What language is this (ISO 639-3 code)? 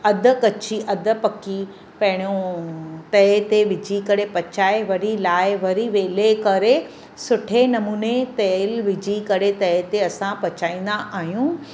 snd